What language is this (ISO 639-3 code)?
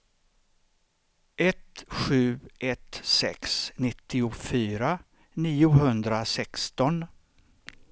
swe